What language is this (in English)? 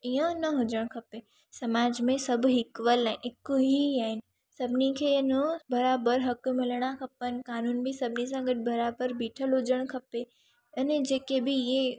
Sindhi